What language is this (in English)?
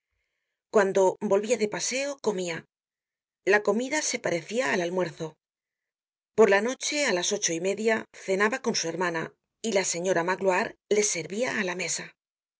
Spanish